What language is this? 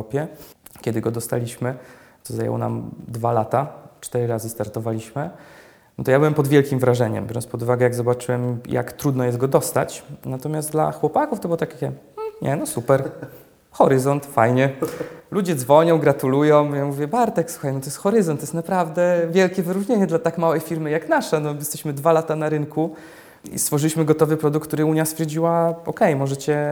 Polish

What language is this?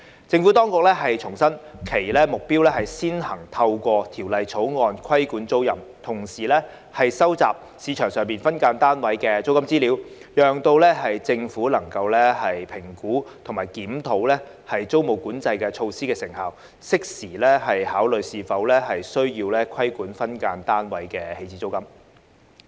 Cantonese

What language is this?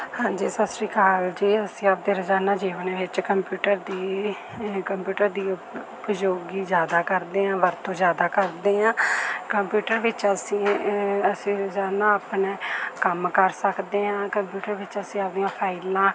Punjabi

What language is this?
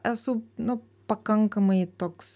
Lithuanian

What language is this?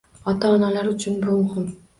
Uzbek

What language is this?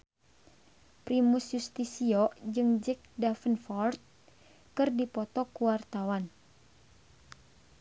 Sundanese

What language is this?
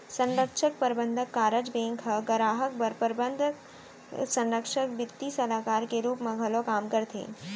Chhattisgarhi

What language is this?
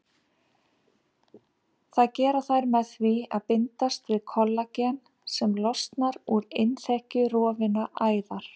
Icelandic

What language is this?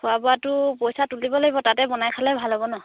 Assamese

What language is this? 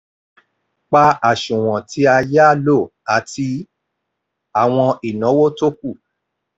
Yoruba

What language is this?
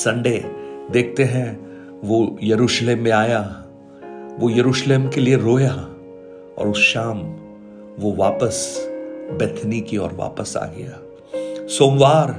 Hindi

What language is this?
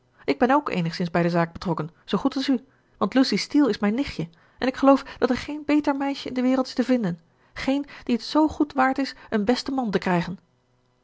Dutch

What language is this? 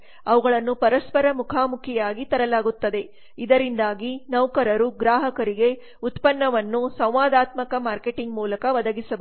Kannada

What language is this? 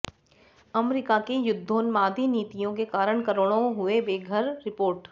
Hindi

